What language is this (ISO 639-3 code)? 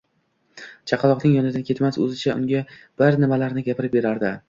uzb